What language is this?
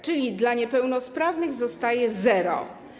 Polish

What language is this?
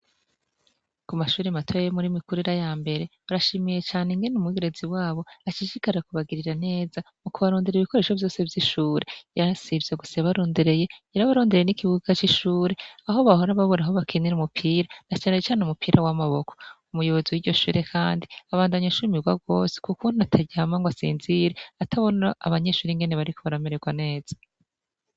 Rundi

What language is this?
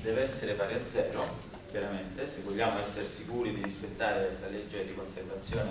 Italian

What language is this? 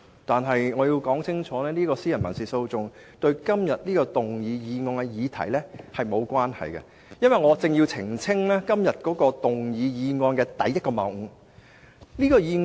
Cantonese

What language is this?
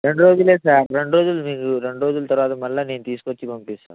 Telugu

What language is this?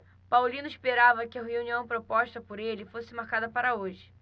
Portuguese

